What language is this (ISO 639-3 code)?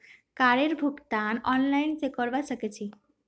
mag